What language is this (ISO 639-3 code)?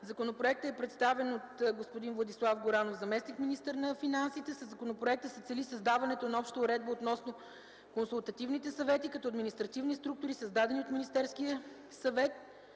bul